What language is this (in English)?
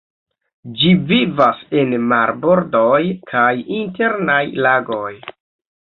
Esperanto